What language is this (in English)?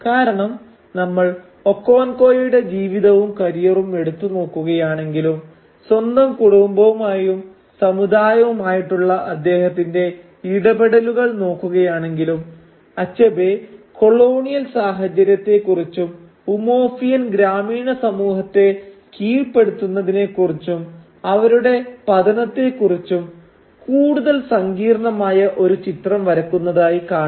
Malayalam